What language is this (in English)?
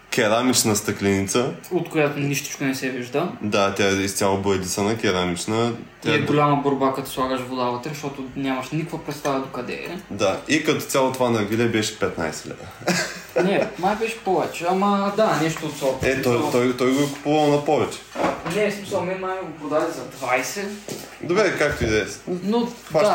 Bulgarian